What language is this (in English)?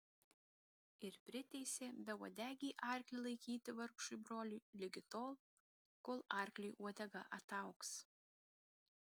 Lithuanian